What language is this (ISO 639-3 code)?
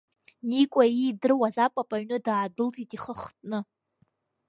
abk